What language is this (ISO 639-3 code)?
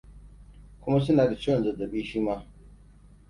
hau